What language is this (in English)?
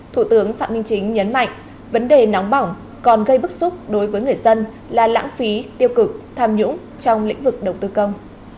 Vietnamese